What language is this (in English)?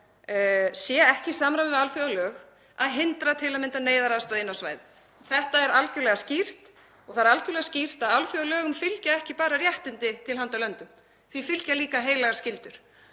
Icelandic